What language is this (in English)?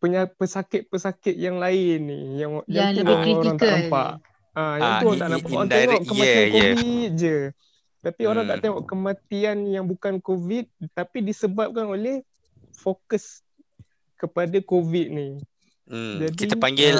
Malay